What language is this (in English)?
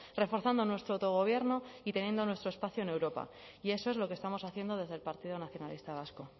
Spanish